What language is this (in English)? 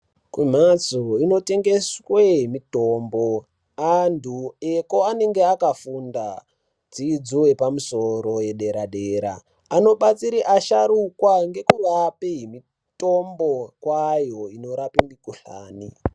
Ndau